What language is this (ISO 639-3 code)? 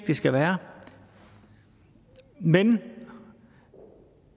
dan